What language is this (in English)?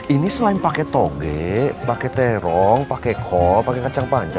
Indonesian